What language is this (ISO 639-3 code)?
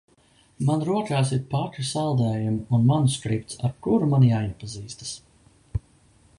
lav